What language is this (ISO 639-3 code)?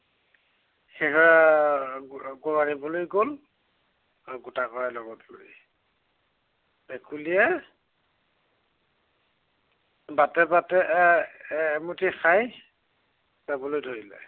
asm